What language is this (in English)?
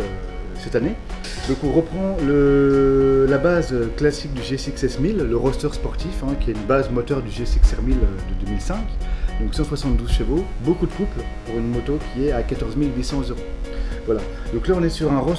French